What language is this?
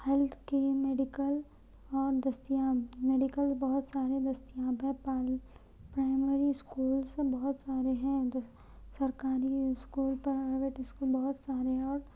Urdu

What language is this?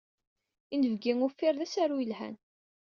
Kabyle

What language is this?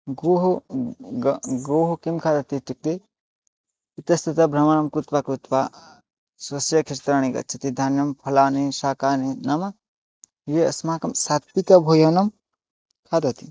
Sanskrit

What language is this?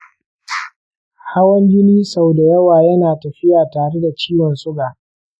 Hausa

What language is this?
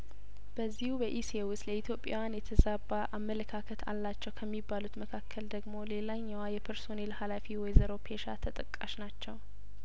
Amharic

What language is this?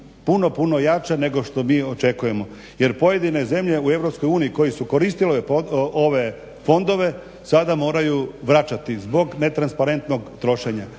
Croatian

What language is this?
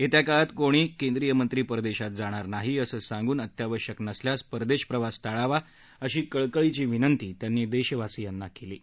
Marathi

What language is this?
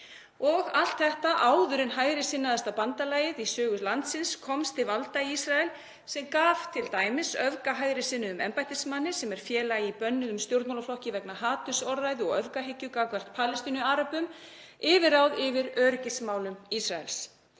Icelandic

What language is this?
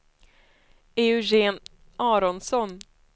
Swedish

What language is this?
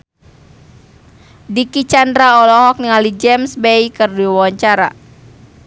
Sundanese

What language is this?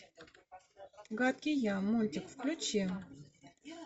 Russian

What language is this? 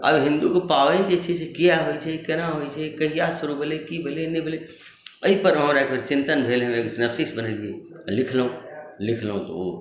Maithili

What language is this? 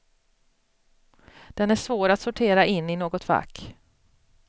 Swedish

